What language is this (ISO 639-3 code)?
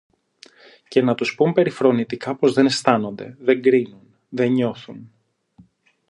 ell